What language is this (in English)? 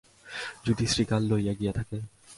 Bangla